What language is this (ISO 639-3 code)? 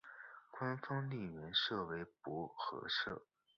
zho